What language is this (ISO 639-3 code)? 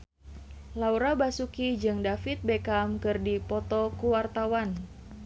sun